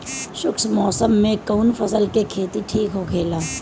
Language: Bhojpuri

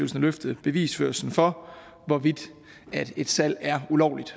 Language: Danish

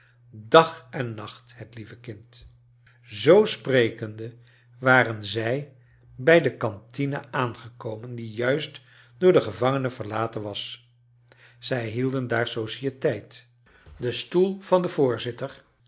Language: Dutch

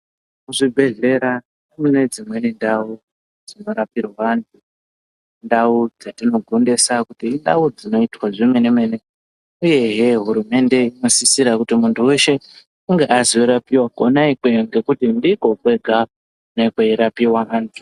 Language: Ndau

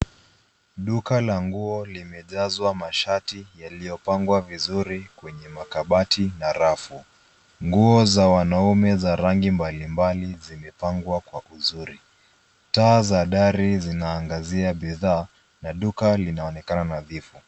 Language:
Swahili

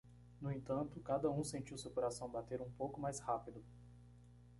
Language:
Portuguese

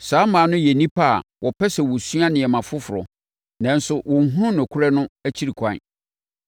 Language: Akan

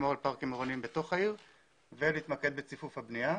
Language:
Hebrew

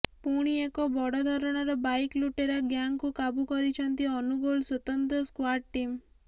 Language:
Odia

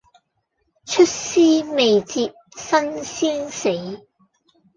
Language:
Cantonese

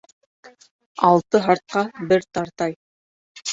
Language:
Bashkir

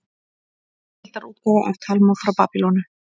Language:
Icelandic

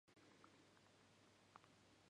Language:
Japanese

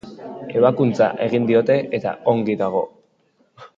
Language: Basque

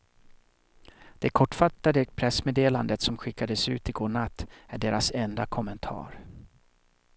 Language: Swedish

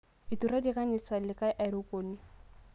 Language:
Masai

